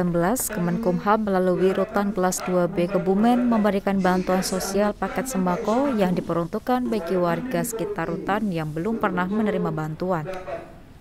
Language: Indonesian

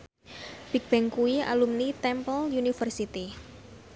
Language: Javanese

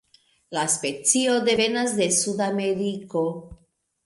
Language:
Esperanto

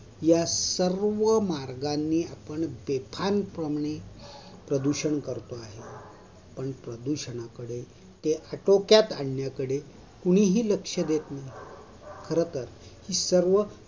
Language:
Marathi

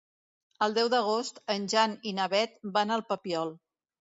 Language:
Catalan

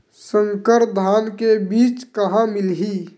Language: Chhattisgarhi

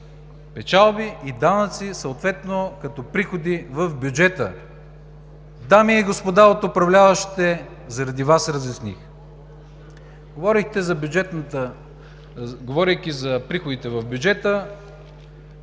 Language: Bulgarian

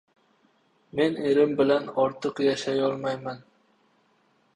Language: Uzbek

